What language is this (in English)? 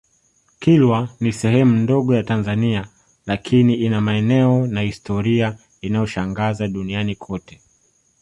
Swahili